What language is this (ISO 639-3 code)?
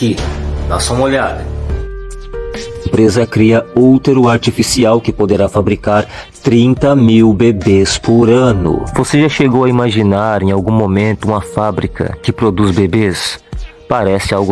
por